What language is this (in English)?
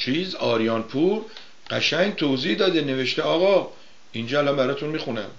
Persian